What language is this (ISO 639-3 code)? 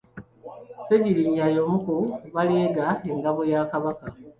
lug